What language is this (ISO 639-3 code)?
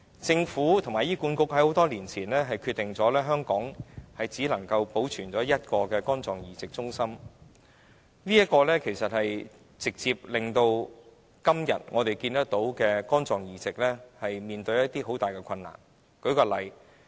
yue